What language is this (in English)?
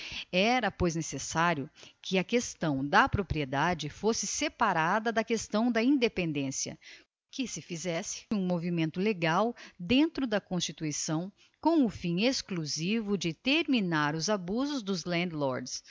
Portuguese